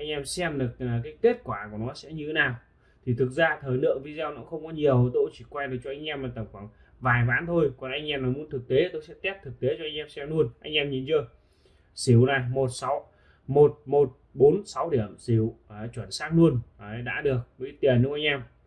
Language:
Vietnamese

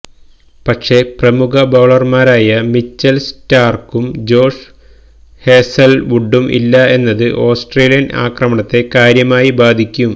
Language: Malayalam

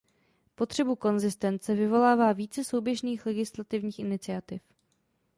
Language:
Czech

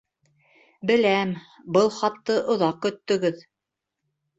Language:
Bashkir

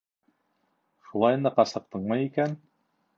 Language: Bashkir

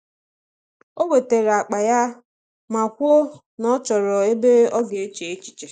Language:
Igbo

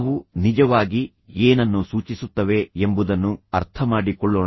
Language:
Kannada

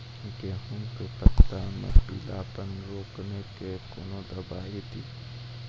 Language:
Maithili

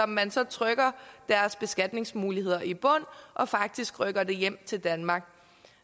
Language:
Danish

